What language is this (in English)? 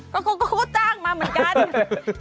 Thai